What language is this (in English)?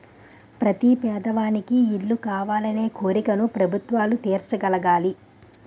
Telugu